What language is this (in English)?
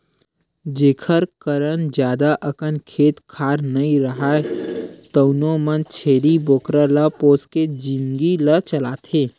Chhattisgarhi